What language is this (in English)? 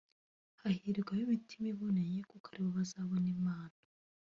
Kinyarwanda